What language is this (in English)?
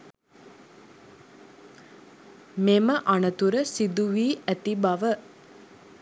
Sinhala